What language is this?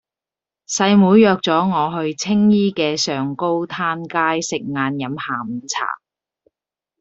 Cantonese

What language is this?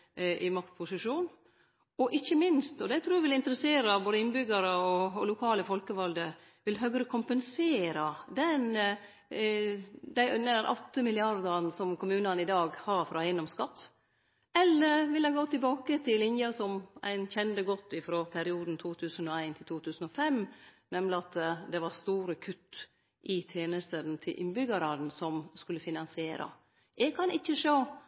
Norwegian Nynorsk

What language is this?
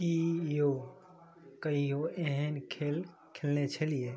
Maithili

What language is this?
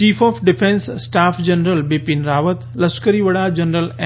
Gujarati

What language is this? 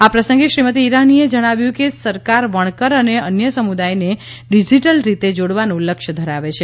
Gujarati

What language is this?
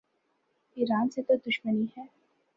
Urdu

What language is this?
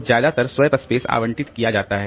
Hindi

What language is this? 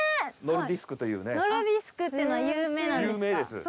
Japanese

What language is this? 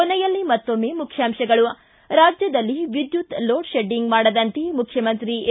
Kannada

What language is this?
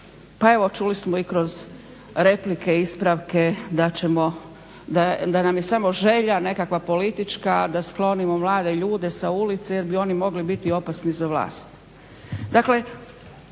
Croatian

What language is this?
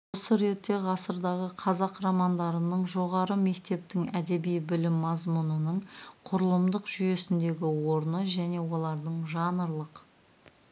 Kazakh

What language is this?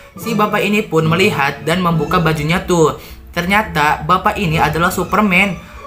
Indonesian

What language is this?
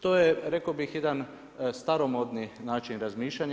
Croatian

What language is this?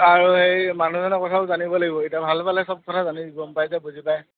Assamese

